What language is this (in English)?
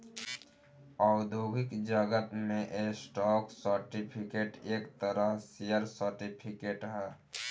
Bhojpuri